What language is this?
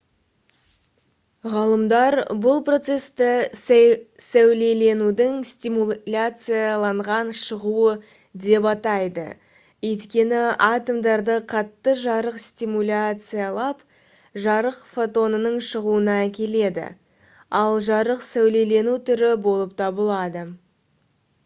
Kazakh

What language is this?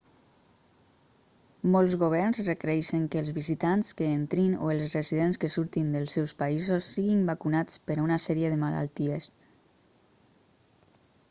Catalan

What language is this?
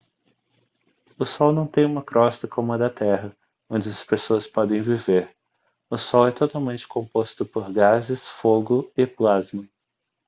Portuguese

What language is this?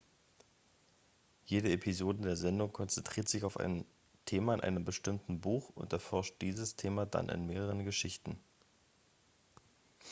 German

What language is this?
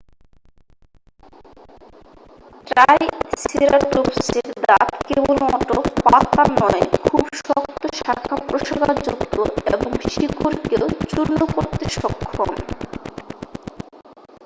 Bangla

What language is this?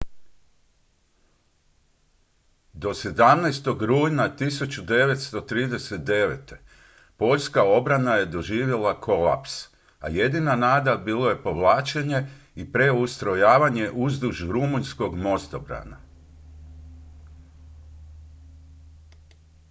Croatian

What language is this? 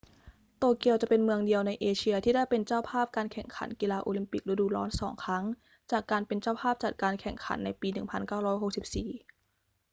Thai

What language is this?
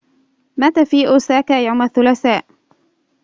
Arabic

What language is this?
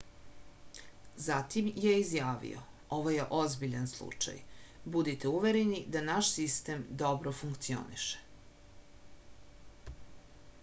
Serbian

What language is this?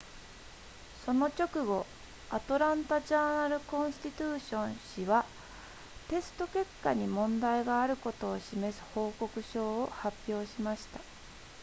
Japanese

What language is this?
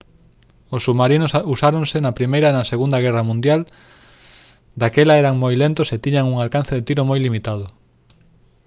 Galician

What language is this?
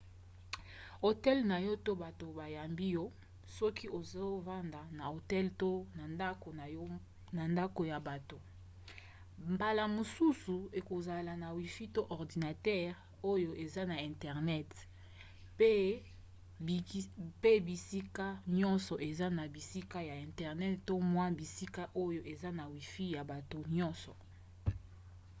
Lingala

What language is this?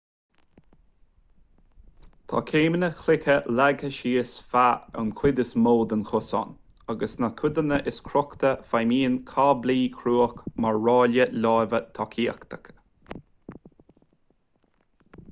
Irish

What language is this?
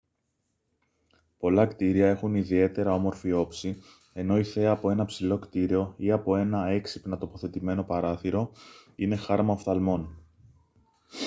Greek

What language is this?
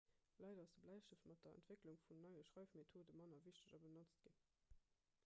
Luxembourgish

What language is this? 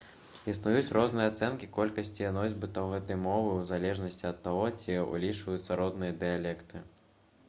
Belarusian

